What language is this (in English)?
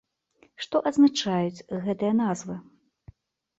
Belarusian